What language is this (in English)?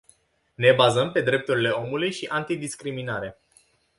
Romanian